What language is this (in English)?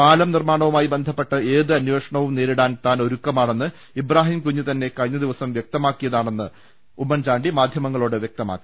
Malayalam